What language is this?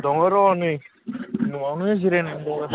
Bodo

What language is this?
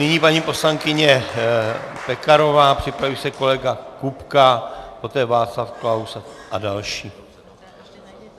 Czech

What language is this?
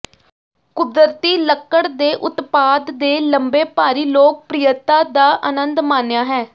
Punjabi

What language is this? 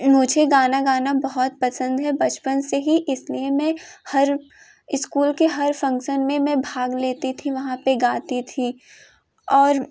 Hindi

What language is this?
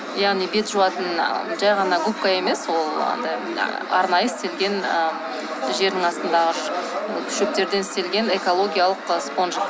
Kazakh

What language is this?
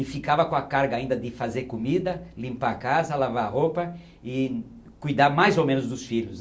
Portuguese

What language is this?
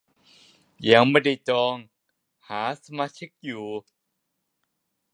Thai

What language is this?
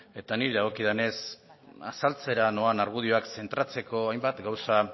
Basque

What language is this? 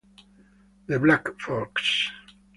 Italian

